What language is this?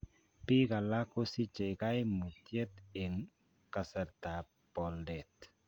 Kalenjin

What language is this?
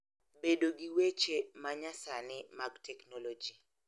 Luo (Kenya and Tanzania)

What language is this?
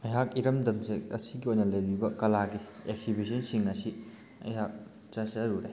Manipuri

